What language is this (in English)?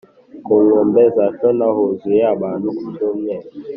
Kinyarwanda